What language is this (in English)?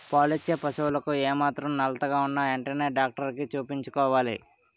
Telugu